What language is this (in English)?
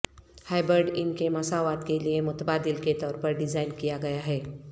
Urdu